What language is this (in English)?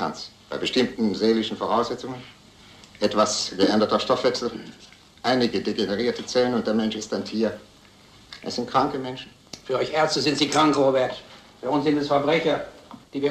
German